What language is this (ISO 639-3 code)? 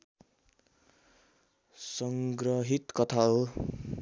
nep